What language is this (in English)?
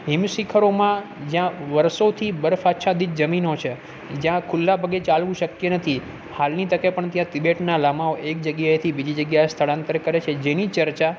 Gujarati